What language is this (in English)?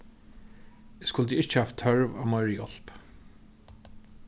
Faroese